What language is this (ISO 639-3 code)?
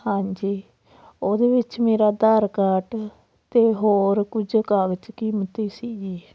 pan